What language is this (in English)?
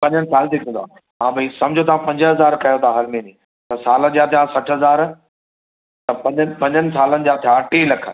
Sindhi